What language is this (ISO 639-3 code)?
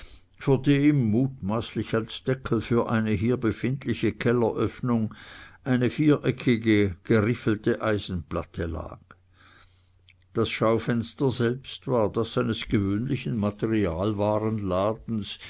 deu